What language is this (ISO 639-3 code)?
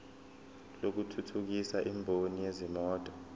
zul